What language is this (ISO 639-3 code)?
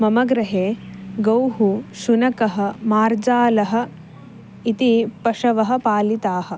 san